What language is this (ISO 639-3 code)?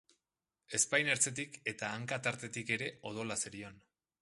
eus